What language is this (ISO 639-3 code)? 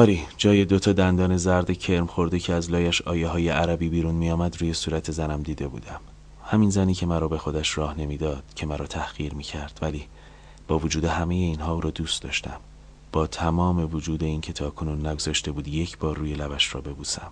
fas